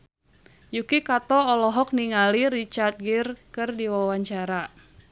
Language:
Sundanese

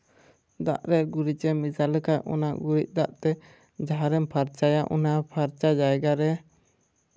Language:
Santali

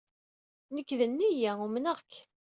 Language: Kabyle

